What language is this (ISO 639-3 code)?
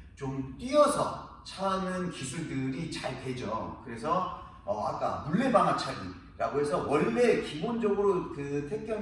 kor